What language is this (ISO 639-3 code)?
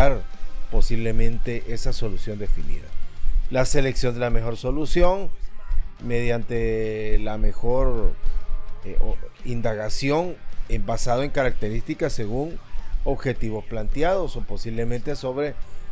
spa